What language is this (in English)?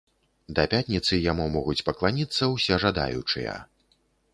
Belarusian